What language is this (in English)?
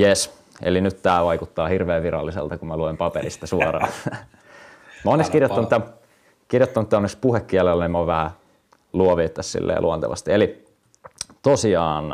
Finnish